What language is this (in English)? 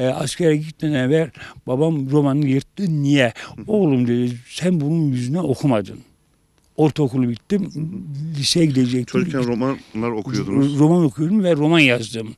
Turkish